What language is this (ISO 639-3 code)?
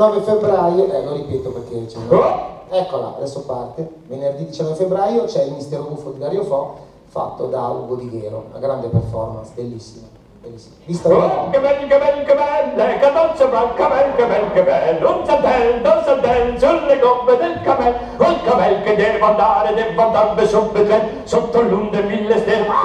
ita